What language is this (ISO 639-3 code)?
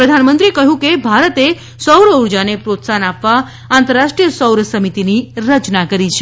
guj